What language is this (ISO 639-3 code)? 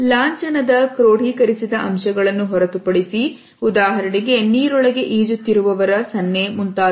kan